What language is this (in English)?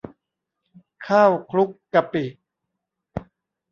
Thai